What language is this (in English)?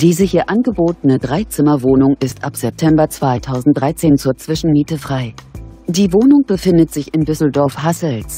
German